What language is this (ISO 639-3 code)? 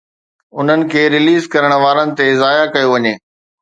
snd